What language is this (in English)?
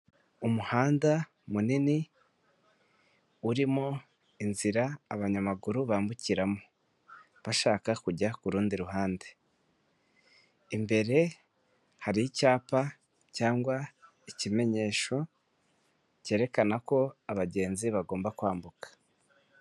Kinyarwanda